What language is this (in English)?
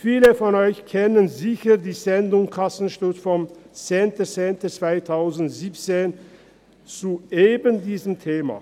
Swiss German